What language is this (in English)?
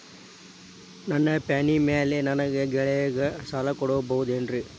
Kannada